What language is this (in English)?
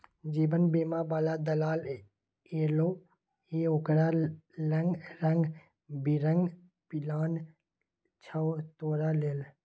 Maithili